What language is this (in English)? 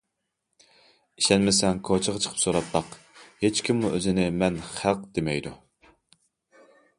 Uyghur